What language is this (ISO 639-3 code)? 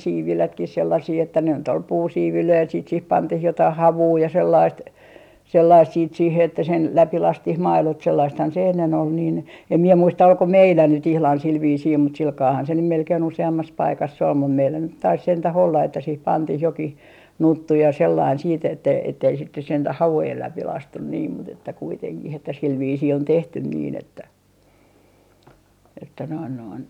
fin